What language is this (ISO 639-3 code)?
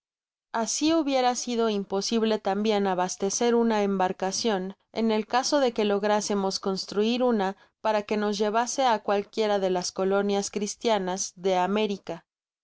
spa